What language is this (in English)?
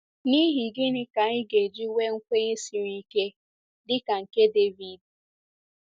Igbo